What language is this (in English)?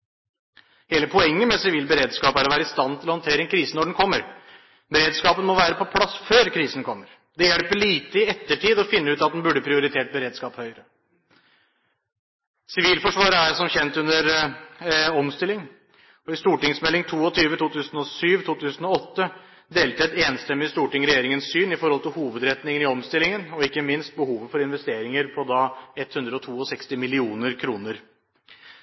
Norwegian Bokmål